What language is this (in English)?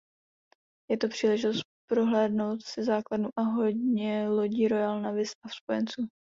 Czech